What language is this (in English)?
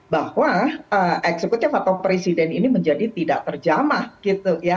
Indonesian